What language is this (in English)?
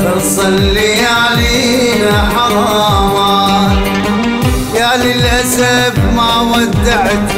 Arabic